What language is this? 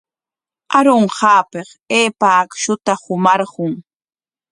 Corongo Ancash Quechua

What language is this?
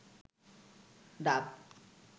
Bangla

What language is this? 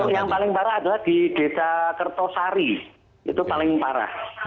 Indonesian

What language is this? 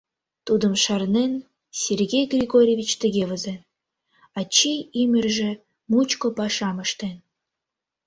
Mari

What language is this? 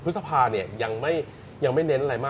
Thai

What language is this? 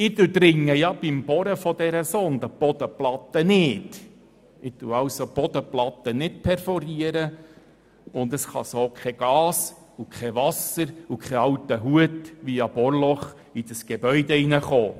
Swiss German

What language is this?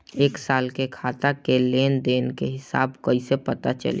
Bhojpuri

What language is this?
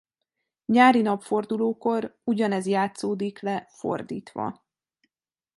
Hungarian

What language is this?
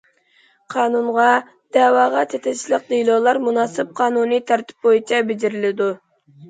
Uyghur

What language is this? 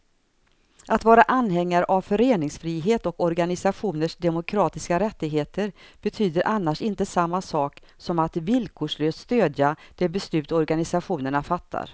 Swedish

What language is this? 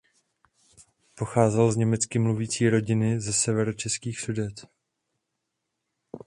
Czech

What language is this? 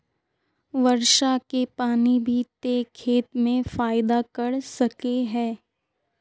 Magahi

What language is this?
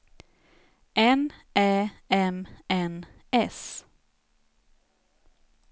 Swedish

